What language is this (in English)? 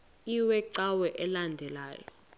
Xhosa